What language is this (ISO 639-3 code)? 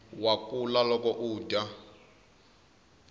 tso